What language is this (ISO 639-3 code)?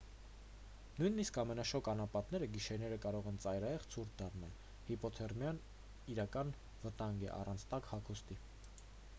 hye